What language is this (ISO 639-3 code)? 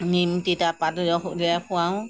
asm